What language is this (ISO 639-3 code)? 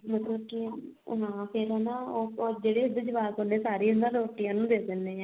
pan